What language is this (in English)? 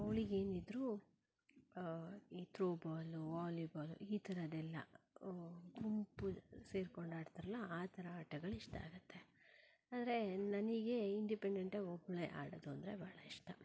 Kannada